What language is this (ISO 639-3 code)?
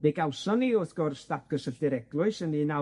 cym